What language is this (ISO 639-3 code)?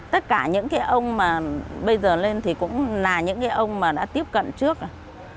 vie